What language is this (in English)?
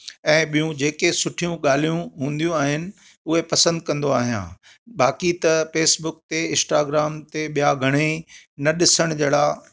Sindhi